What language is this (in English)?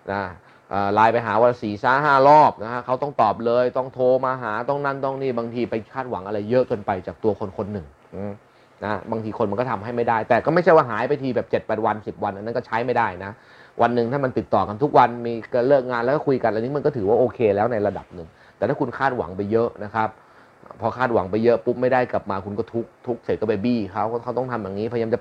Thai